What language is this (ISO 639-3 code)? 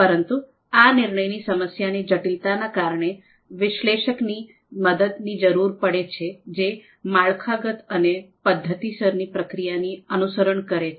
guj